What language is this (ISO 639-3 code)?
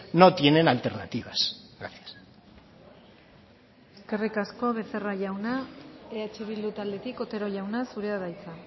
eus